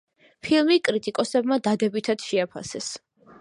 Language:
Georgian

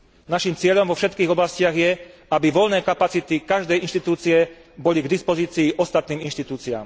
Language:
Slovak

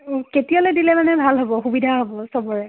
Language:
Assamese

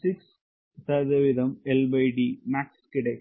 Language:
Tamil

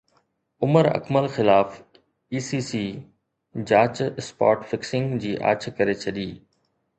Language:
Sindhi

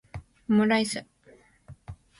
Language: Japanese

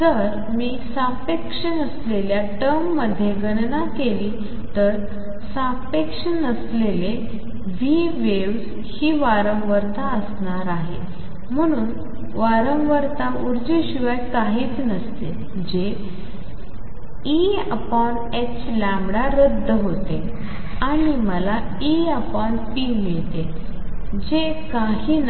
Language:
Marathi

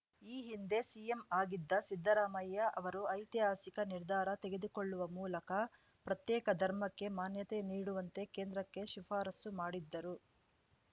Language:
Kannada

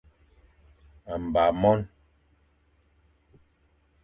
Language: Fang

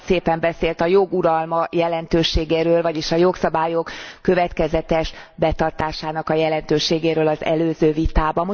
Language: Hungarian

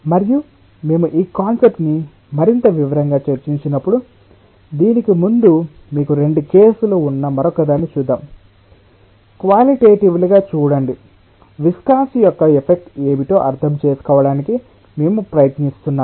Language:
Telugu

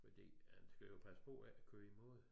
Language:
Danish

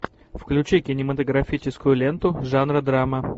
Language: Russian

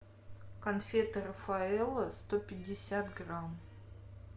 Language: Russian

